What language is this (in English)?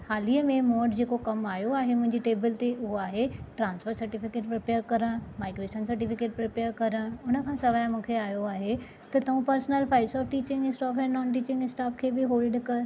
Sindhi